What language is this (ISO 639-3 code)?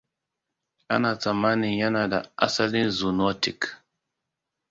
hau